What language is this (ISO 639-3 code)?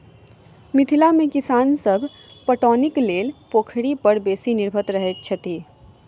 mai